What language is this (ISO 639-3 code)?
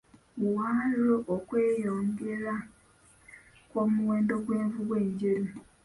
lug